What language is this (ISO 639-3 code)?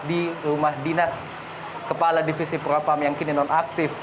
ind